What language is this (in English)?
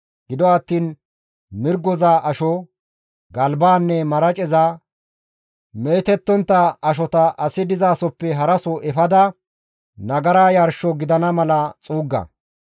Gamo